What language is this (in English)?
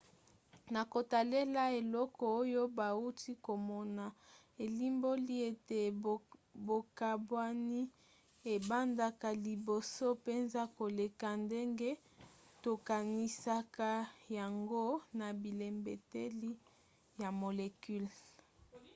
Lingala